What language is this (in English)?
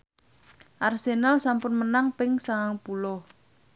Javanese